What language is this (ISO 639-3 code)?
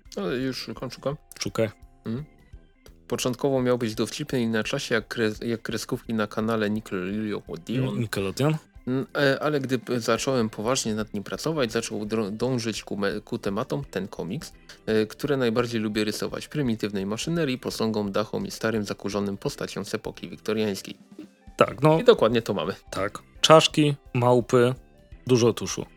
pol